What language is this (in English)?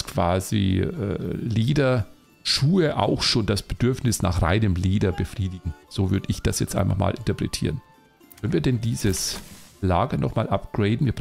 German